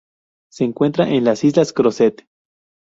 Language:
Spanish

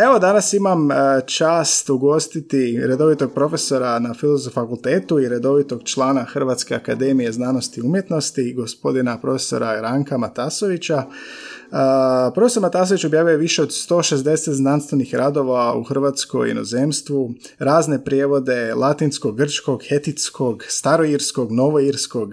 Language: Croatian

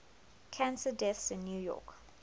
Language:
English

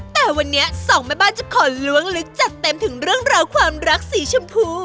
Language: Thai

